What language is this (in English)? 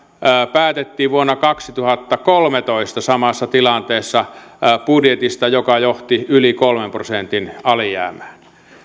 Finnish